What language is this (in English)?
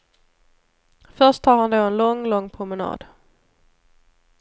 Swedish